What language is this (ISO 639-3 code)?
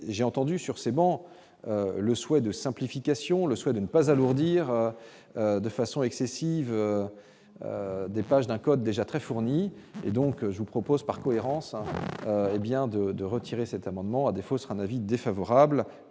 fra